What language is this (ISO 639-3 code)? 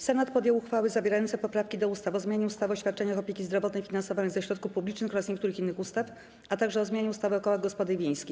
pol